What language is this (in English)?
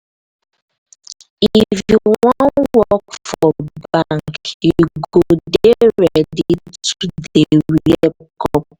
Nigerian Pidgin